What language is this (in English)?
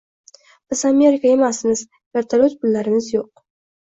Uzbek